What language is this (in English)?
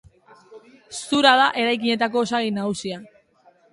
Basque